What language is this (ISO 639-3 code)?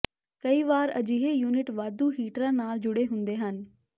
pan